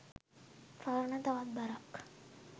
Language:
Sinhala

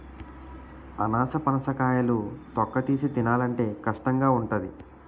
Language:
Telugu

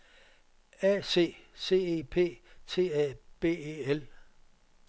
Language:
Danish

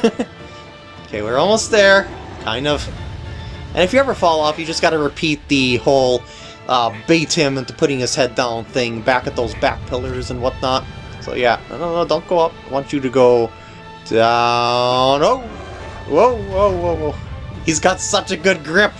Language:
English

